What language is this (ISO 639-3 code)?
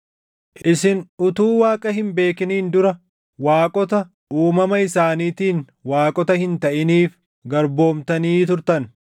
orm